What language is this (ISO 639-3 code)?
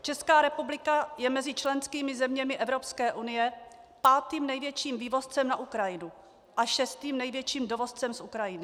ces